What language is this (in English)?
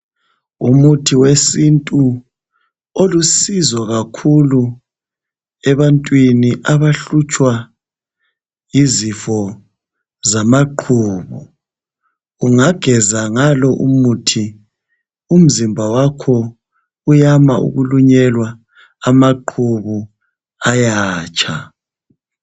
North Ndebele